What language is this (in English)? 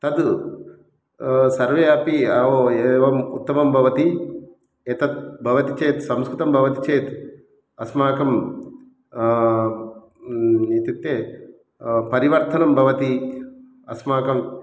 Sanskrit